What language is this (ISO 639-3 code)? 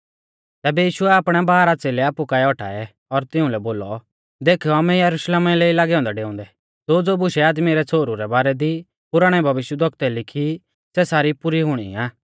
bfz